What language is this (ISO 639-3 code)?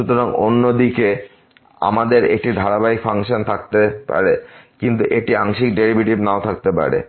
ben